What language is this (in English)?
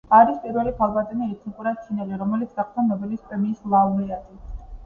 Georgian